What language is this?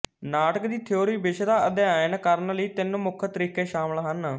Punjabi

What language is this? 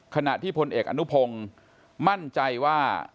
Thai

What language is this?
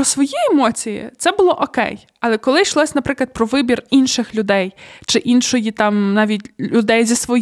Ukrainian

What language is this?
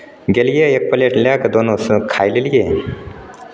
Maithili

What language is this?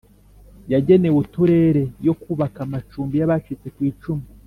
Kinyarwanda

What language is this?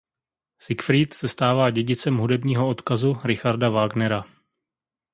Czech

